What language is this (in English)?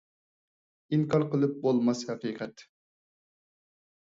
Uyghur